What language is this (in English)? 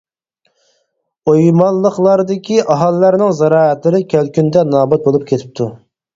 Uyghur